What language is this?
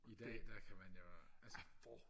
Danish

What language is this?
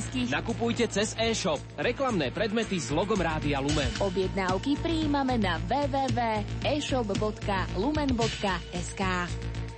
Slovak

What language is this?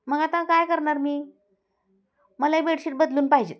Marathi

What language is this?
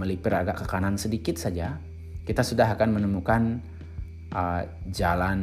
Indonesian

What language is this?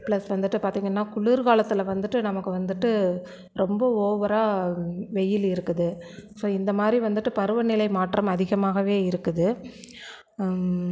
Tamil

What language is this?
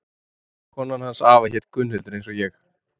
Icelandic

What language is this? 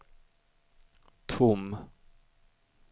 Swedish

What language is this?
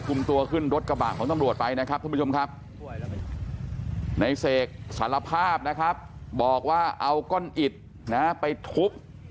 Thai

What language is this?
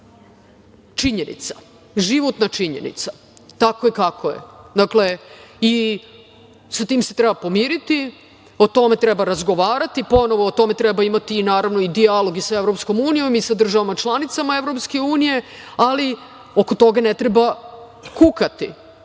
Serbian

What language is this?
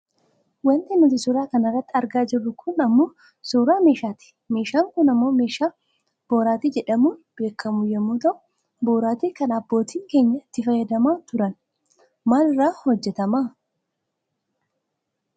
Oromo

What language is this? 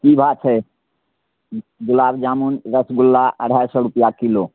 Maithili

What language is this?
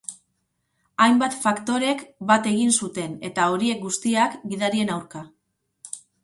Basque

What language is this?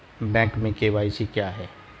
Hindi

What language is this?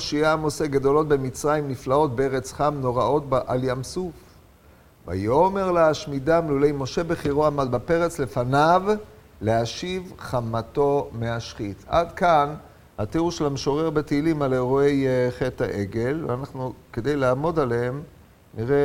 Hebrew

